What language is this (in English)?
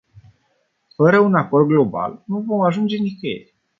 Romanian